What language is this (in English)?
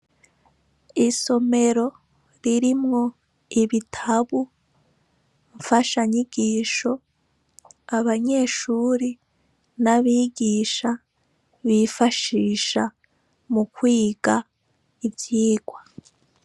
Rundi